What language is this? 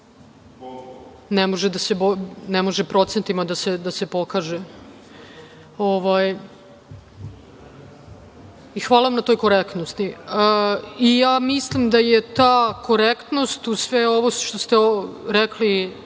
Serbian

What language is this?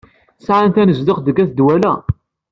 Kabyle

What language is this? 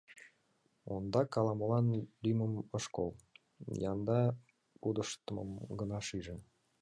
Mari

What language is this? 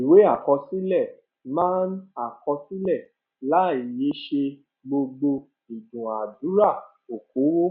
Yoruba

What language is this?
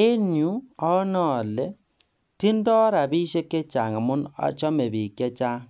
Kalenjin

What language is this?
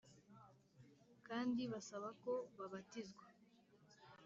Kinyarwanda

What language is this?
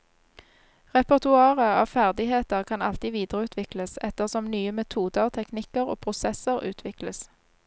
Norwegian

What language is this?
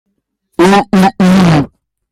Hakha Chin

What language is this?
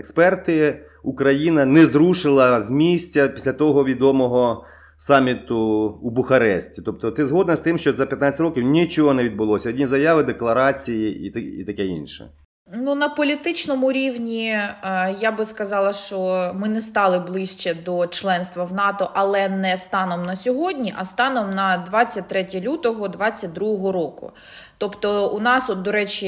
Ukrainian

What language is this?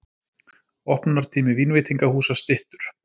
Icelandic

